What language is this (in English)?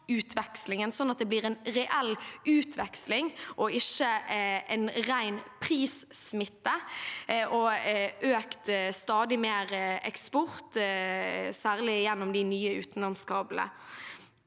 Norwegian